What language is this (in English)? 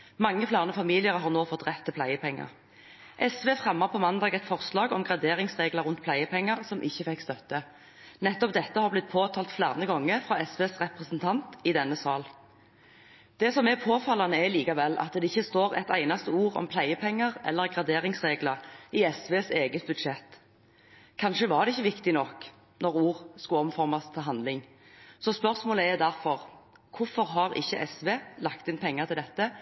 Norwegian Bokmål